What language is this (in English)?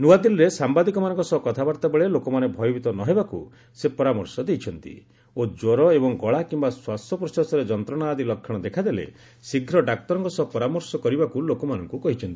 Odia